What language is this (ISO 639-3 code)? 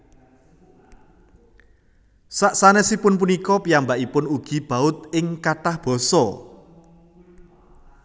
jav